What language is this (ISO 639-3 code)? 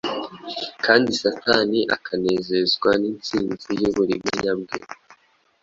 kin